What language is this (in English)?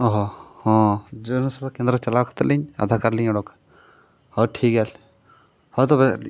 Santali